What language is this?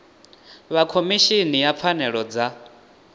Venda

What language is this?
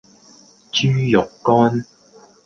Cantonese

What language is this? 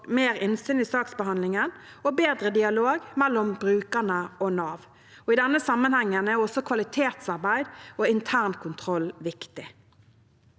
Norwegian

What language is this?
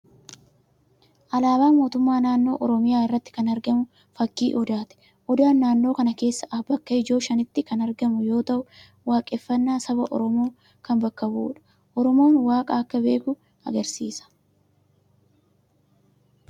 Oromo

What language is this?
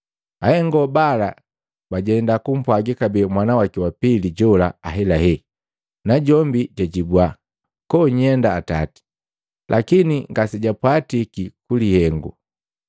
Matengo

